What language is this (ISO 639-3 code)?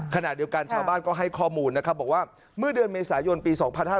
tha